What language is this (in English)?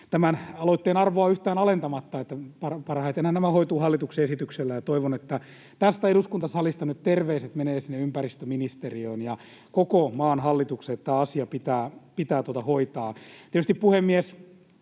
Finnish